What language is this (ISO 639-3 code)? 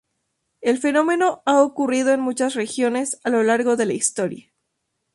spa